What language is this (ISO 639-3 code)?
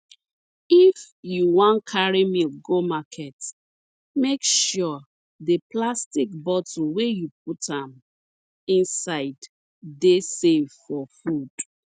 pcm